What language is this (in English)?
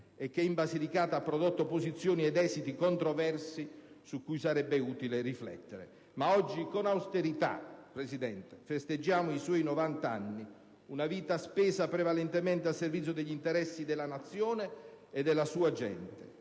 Italian